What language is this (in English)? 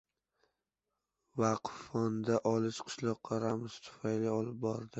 Uzbek